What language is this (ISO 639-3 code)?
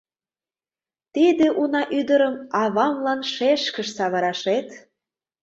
chm